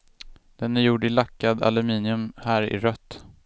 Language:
Swedish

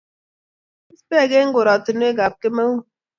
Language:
Kalenjin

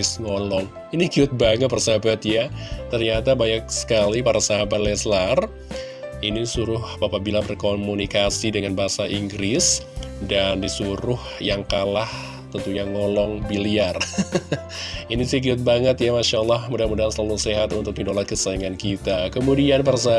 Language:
Indonesian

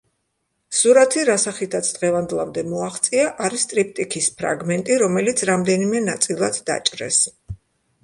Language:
Georgian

